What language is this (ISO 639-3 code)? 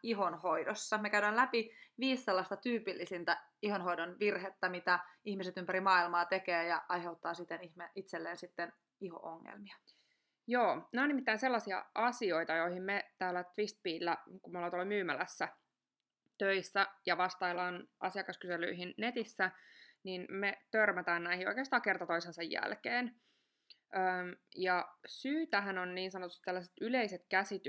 fin